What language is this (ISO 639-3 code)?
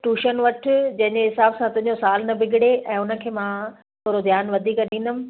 snd